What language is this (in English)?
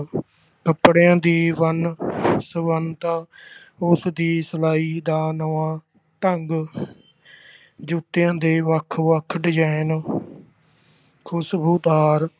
Punjabi